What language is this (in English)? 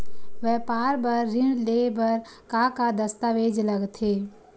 Chhattisgarhi